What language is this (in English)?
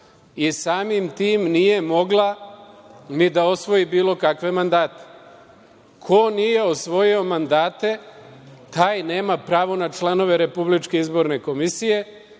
Serbian